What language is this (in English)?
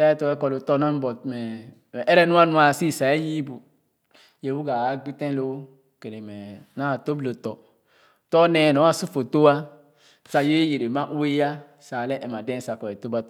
Khana